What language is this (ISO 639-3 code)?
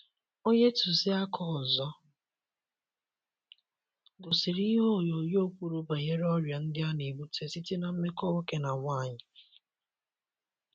ibo